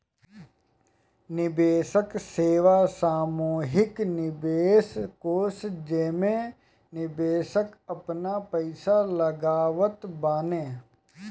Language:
Bhojpuri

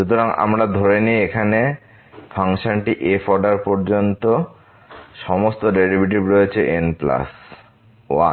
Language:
Bangla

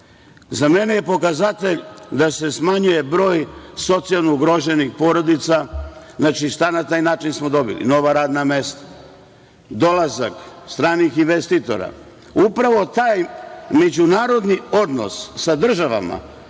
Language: Serbian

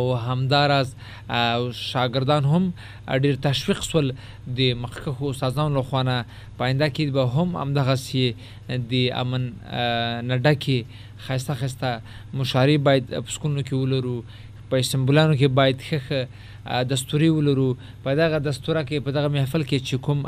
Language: Urdu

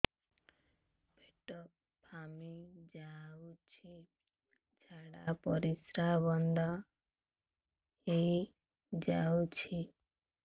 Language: Odia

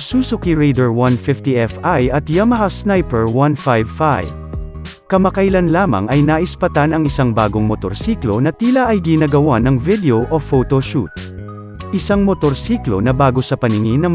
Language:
Filipino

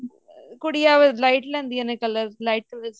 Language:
Punjabi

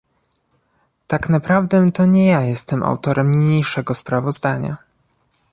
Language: Polish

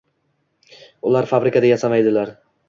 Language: Uzbek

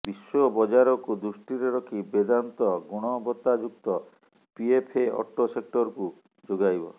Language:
Odia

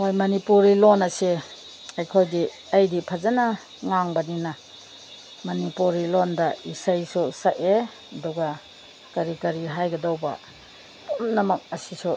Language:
Manipuri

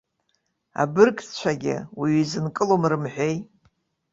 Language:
Abkhazian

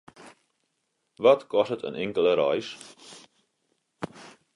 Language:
Western Frisian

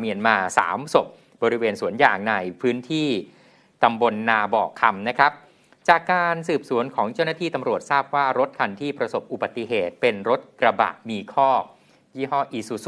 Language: Thai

